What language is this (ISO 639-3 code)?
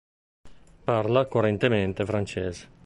ita